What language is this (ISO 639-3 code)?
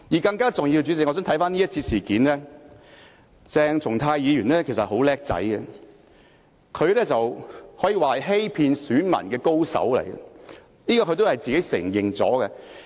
yue